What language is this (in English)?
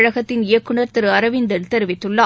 Tamil